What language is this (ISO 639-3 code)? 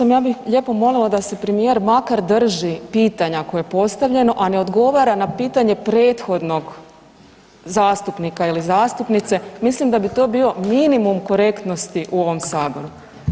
hrv